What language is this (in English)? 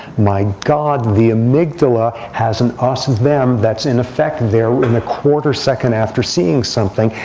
English